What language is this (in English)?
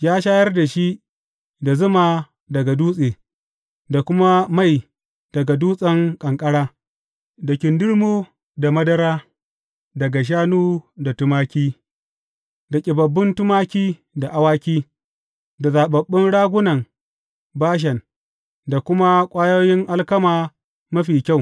Hausa